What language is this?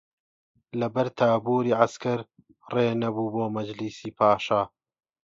Central Kurdish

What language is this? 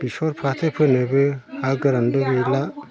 Bodo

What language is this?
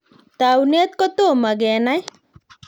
Kalenjin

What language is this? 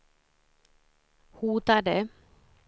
Swedish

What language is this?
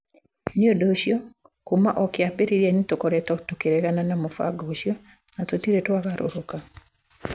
Kikuyu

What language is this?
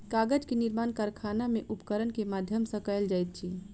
Maithili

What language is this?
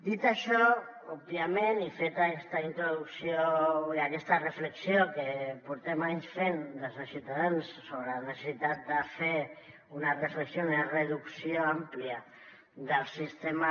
Catalan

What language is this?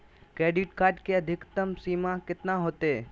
Magahi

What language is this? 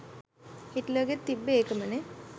Sinhala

